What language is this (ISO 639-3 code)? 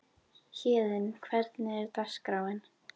isl